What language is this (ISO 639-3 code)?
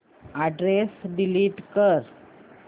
mar